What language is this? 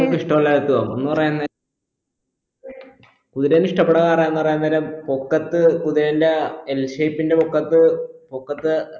Malayalam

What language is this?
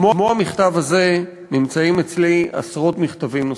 Hebrew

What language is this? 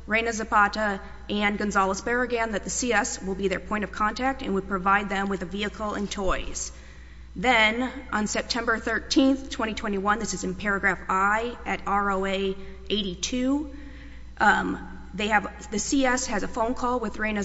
English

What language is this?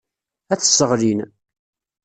Kabyle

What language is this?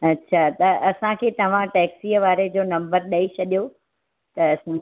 Sindhi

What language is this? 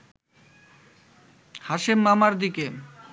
Bangla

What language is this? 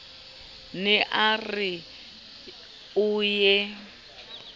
Southern Sotho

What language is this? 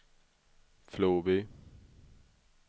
Swedish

